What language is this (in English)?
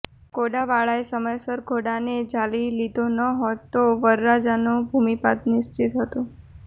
Gujarati